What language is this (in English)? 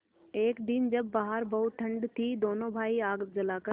Hindi